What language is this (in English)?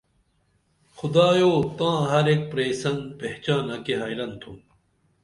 Dameli